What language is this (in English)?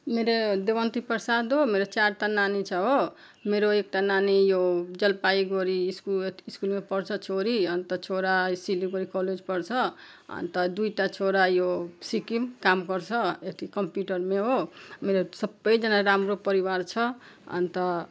Nepali